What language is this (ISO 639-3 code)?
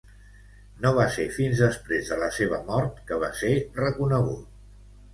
cat